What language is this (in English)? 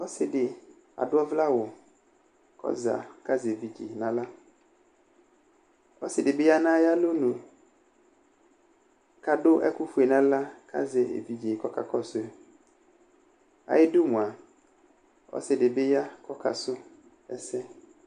Ikposo